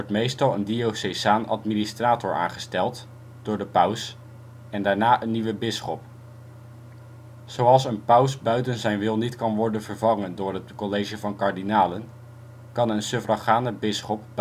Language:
Dutch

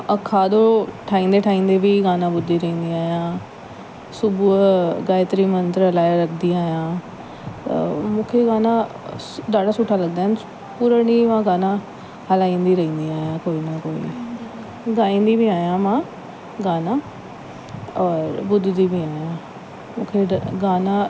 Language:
Sindhi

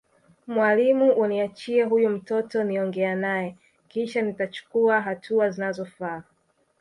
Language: Swahili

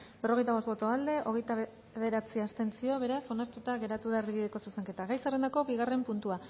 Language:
Basque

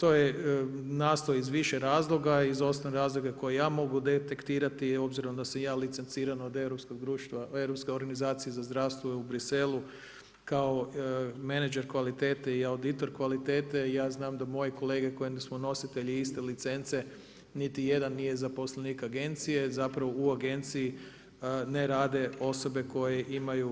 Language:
Croatian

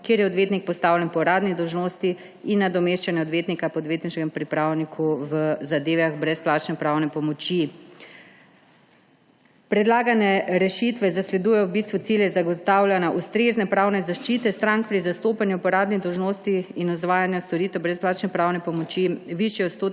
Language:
Slovenian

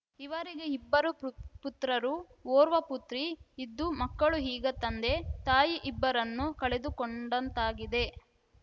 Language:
Kannada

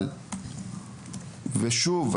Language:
Hebrew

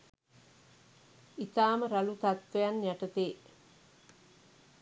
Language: Sinhala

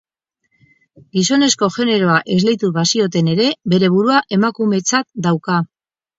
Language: Basque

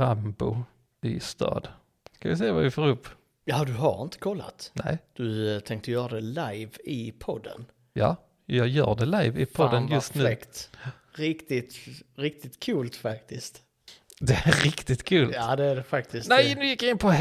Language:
Swedish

